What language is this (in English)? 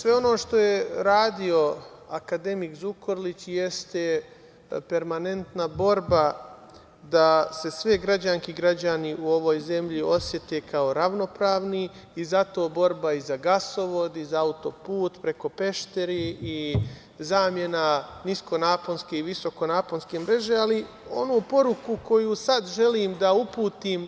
Serbian